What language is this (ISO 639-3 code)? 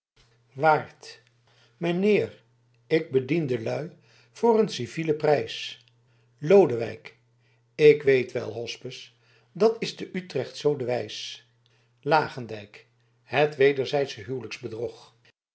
nld